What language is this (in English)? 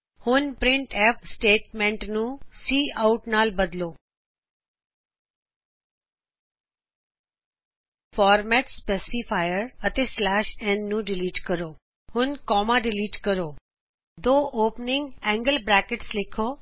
Punjabi